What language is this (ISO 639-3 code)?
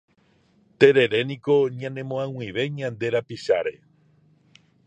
grn